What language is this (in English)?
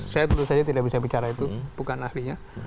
Indonesian